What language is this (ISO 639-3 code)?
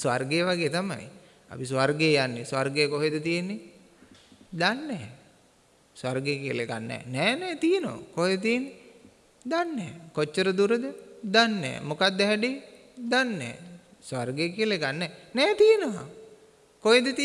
ind